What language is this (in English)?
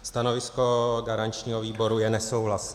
Czech